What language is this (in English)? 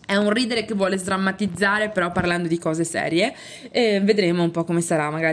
Italian